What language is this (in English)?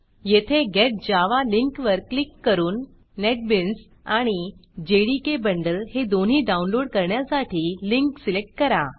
Marathi